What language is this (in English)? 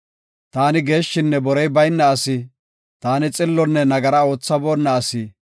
Gofa